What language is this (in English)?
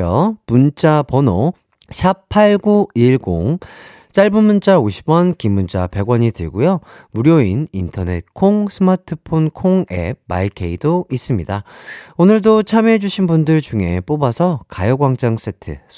Korean